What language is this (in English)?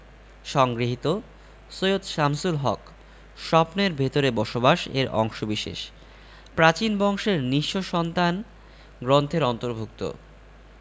Bangla